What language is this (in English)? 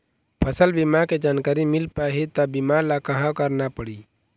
Chhattisgarhi